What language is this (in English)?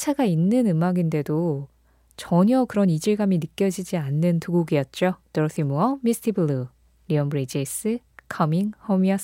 Korean